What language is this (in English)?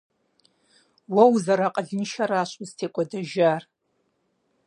Kabardian